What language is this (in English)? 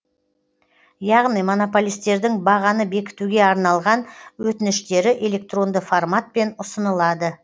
Kazakh